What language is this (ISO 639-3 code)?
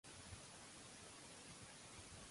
cat